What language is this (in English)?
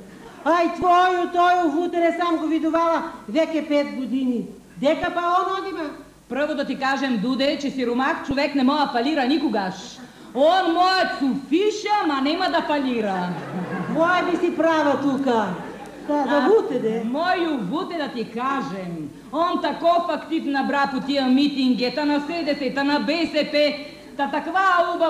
Bulgarian